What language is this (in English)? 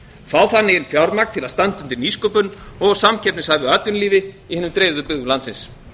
Icelandic